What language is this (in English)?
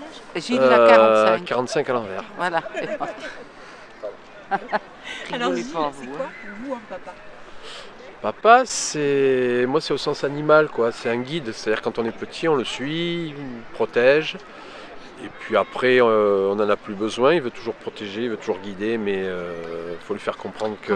French